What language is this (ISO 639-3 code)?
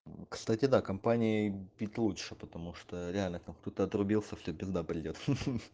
rus